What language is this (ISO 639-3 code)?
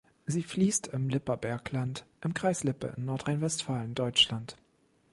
deu